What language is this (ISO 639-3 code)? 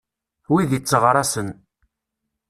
kab